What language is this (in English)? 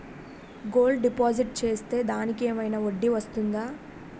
Telugu